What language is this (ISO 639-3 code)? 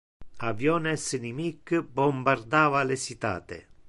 ina